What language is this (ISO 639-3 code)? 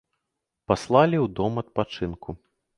bel